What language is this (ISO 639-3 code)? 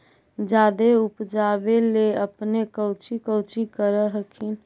mag